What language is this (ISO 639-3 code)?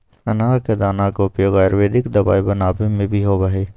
mag